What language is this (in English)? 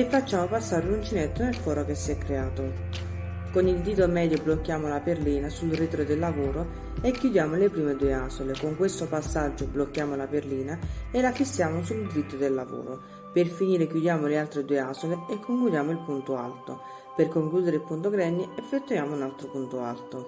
Italian